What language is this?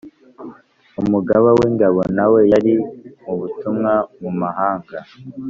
Kinyarwanda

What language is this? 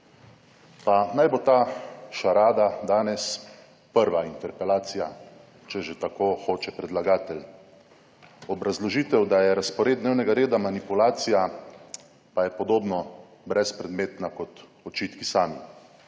Slovenian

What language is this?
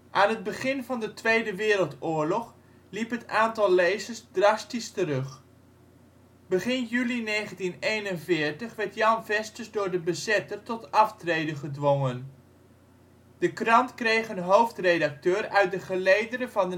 Dutch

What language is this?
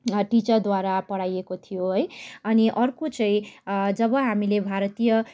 Nepali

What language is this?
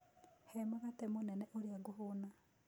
Kikuyu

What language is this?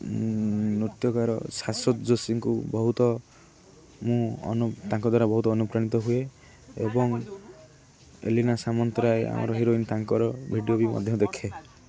Odia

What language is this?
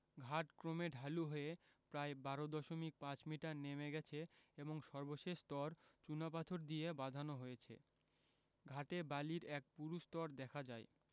Bangla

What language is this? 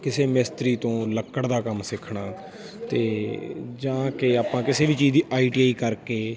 Punjabi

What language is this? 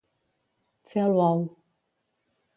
Catalan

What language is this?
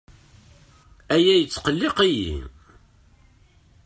Kabyle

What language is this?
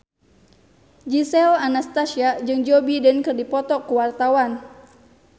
Sundanese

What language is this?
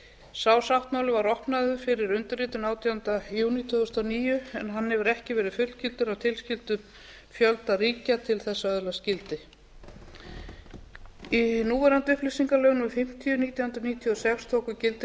Icelandic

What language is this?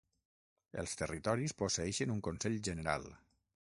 Catalan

